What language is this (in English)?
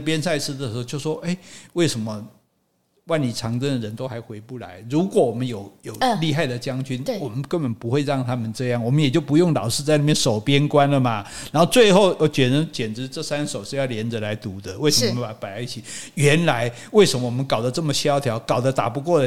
Chinese